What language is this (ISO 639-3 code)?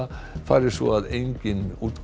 isl